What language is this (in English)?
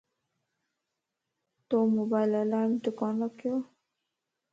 Lasi